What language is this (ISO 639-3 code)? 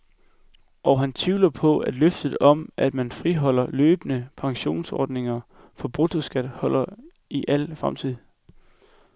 dan